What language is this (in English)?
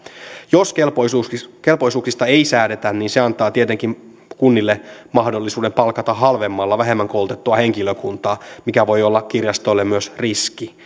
Finnish